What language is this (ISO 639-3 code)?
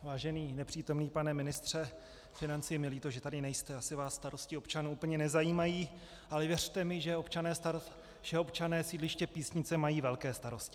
ces